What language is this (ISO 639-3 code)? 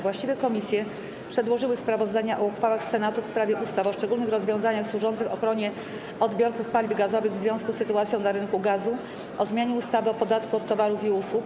pol